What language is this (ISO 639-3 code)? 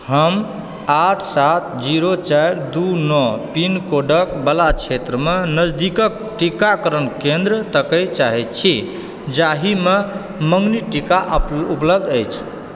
mai